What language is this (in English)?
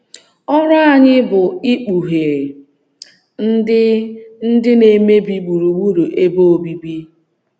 Igbo